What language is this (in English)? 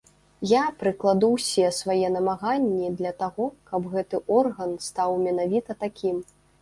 Belarusian